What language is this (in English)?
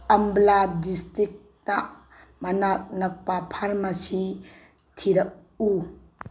Manipuri